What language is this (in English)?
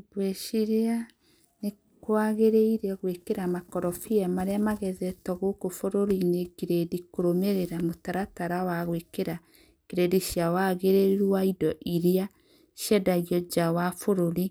Kikuyu